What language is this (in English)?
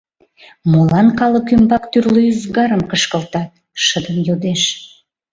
Mari